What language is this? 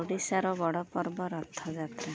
Odia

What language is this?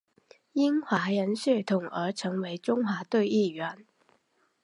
Chinese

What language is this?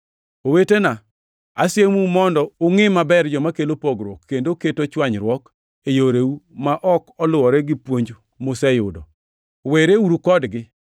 Luo (Kenya and Tanzania)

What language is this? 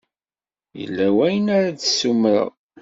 Kabyle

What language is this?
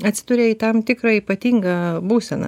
Lithuanian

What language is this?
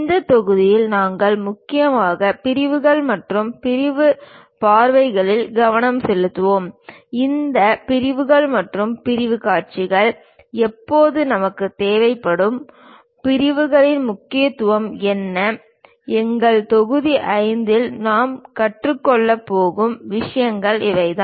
Tamil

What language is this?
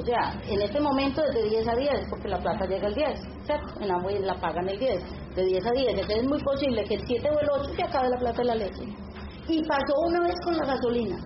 Spanish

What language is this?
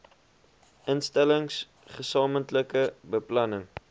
Afrikaans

